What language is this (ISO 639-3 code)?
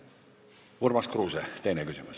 est